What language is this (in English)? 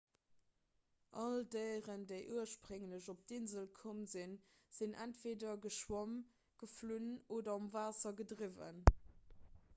Luxembourgish